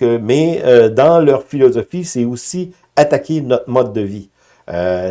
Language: French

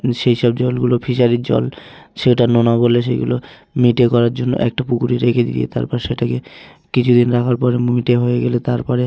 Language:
Bangla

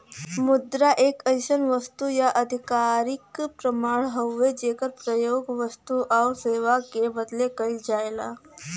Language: Bhojpuri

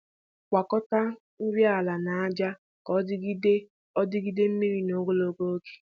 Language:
Igbo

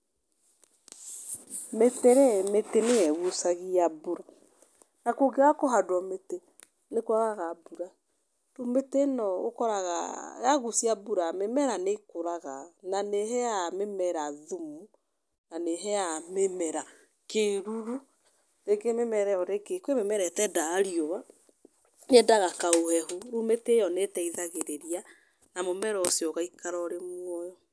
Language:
Kikuyu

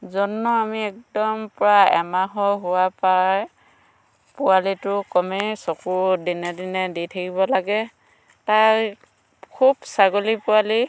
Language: Assamese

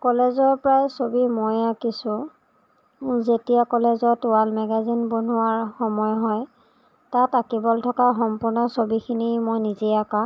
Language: Assamese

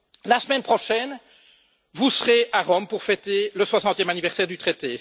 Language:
French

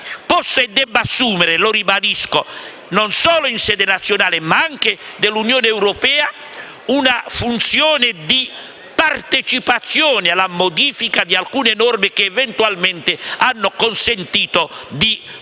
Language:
Italian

